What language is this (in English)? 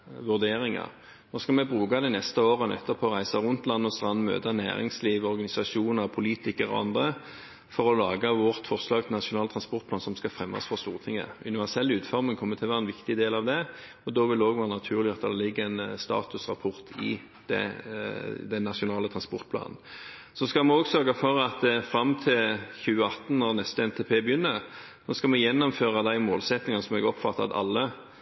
Norwegian Bokmål